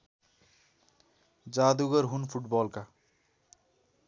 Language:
Nepali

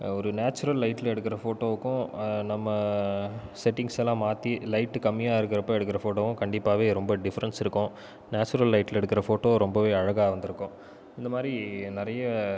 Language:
Tamil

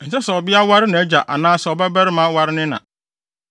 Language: Akan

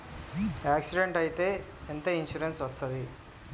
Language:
Telugu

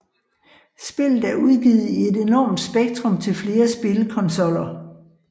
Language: Danish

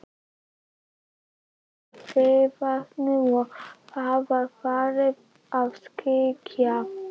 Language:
Icelandic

